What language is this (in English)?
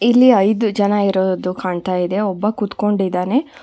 Kannada